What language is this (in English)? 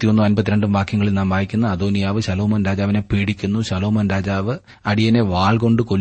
Malayalam